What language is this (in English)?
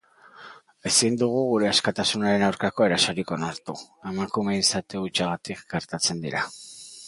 Basque